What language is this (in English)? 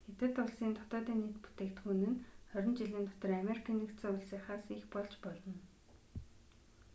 Mongolian